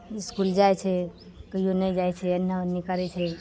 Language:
Maithili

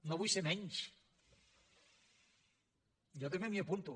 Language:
Catalan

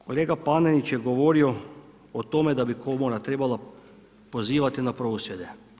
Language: Croatian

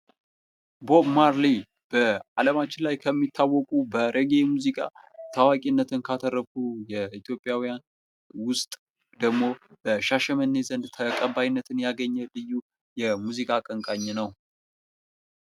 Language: Amharic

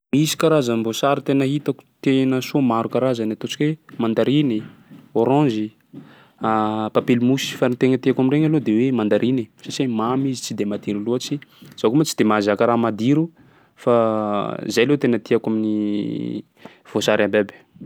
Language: Sakalava Malagasy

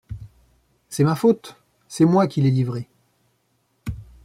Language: French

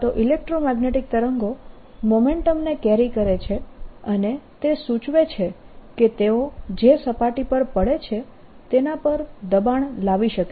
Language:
Gujarati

